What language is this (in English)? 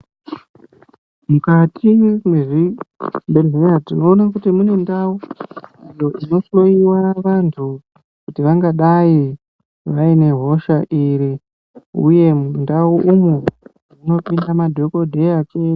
Ndau